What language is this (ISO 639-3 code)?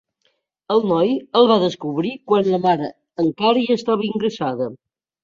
cat